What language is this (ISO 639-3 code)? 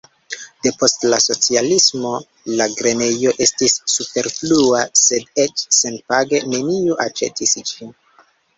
epo